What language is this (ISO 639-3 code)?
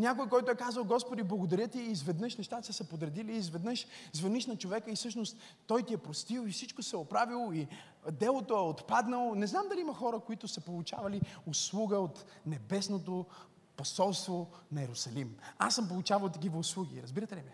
bul